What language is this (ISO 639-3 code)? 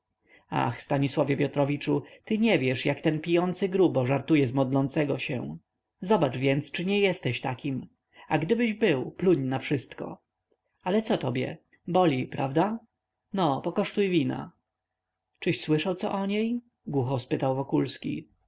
pol